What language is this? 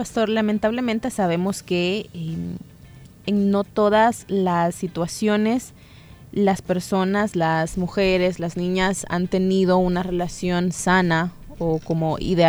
Spanish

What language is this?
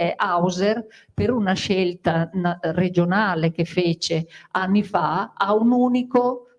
Italian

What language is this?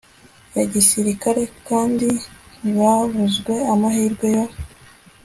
Kinyarwanda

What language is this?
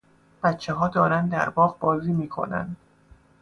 Persian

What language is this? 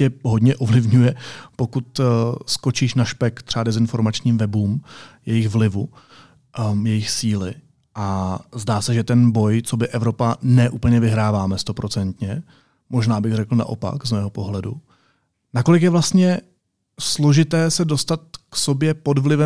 Czech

